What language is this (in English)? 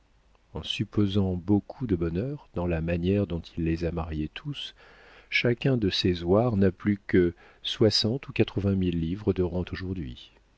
French